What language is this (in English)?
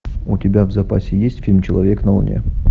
Russian